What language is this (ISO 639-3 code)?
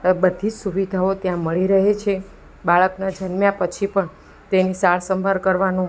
guj